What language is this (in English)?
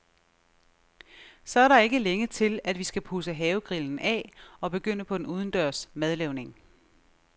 Danish